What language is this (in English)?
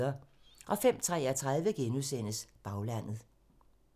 Danish